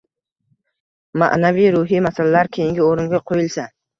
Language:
Uzbek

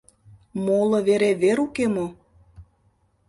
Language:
Mari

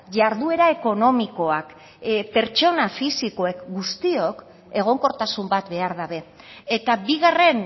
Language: Basque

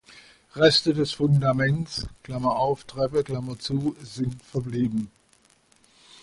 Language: German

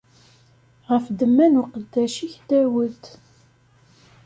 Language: Kabyle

